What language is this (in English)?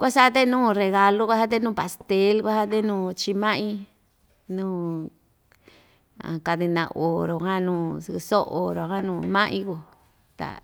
Ixtayutla Mixtec